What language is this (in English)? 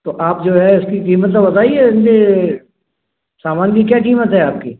Hindi